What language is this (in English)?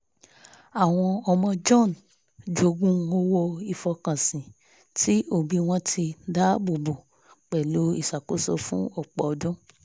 Yoruba